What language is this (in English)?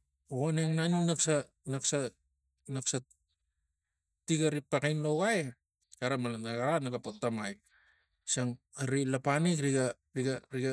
Tigak